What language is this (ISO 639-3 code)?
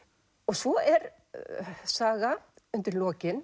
isl